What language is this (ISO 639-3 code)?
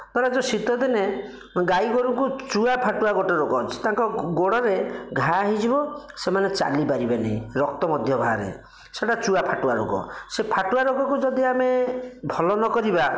ori